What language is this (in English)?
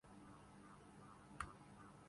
Urdu